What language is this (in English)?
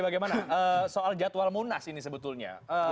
Indonesian